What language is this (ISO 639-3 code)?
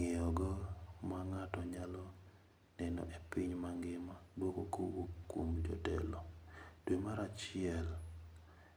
luo